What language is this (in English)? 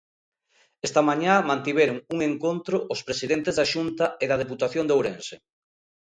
Galician